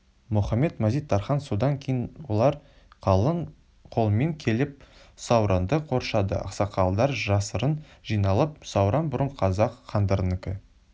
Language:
Kazakh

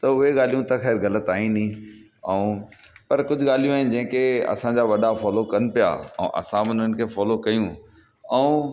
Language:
Sindhi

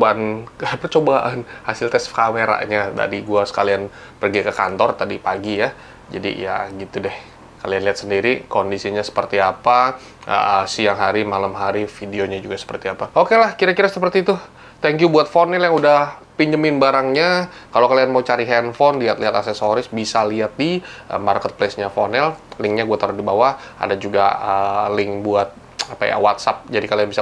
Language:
Indonesian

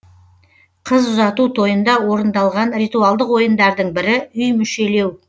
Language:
Kazakh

